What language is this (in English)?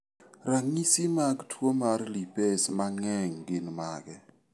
Luo (Kenya and Tanzania)